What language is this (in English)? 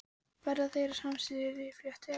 Icelandic